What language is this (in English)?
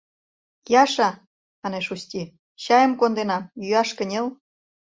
Mari